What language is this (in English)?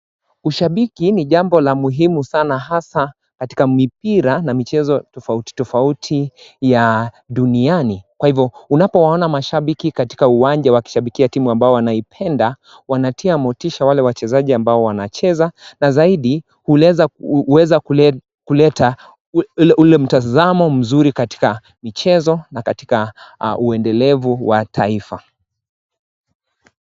Swahili